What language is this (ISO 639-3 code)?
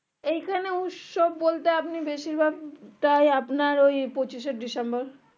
ben